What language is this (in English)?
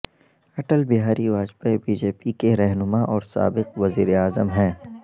Urdu